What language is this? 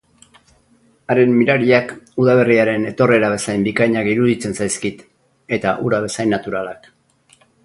Basque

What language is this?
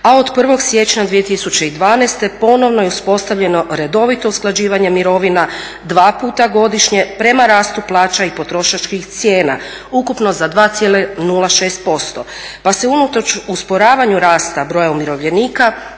Croatian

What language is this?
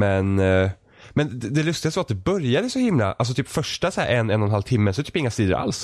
Swedish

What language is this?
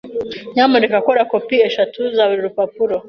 Kinyarwanda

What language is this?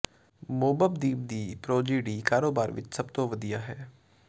Punjabi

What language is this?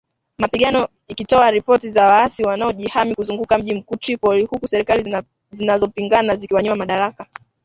Swahili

